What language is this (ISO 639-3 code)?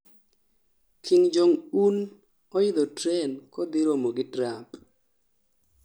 luo